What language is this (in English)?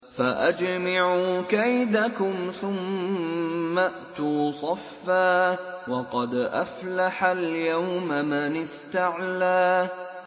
Arabic